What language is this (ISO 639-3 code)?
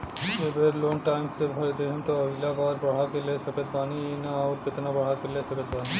bho